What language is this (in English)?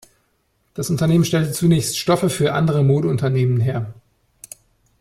German